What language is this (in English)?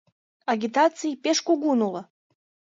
Mari